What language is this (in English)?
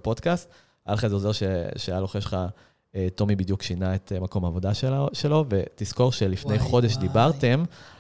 Hebrew